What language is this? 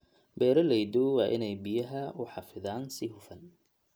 Somali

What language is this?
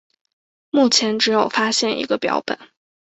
Chinese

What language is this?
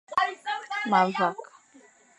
Fang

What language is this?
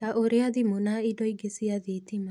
Kikuyu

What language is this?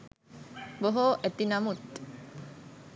Sinhala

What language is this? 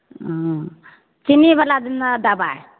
Maithili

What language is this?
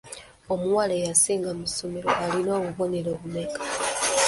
Ganda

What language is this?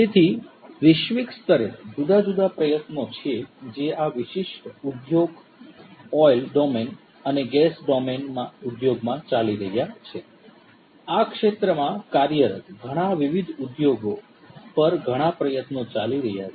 Gujarati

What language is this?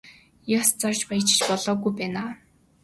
Mongolian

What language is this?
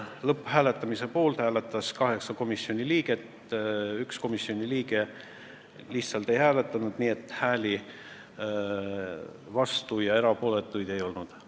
Estonian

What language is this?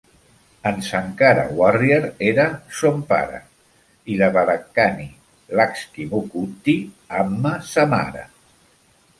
Catalan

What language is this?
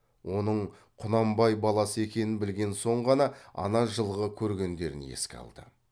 Kazakh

